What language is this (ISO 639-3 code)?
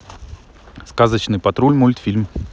rus